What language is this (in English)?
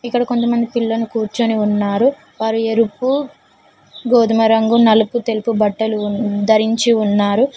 Telugu